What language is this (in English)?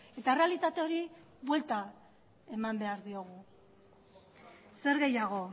Basque